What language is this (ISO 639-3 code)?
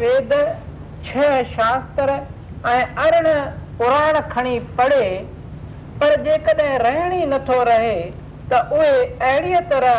hin